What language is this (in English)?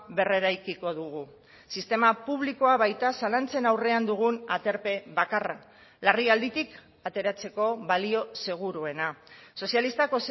Basque